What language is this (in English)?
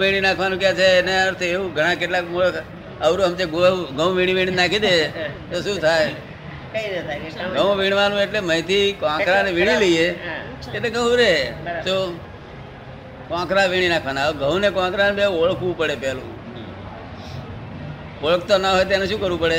Gujarati